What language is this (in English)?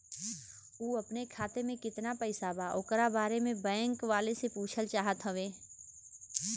Bhojpuri